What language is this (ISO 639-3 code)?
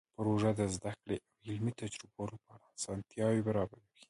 pus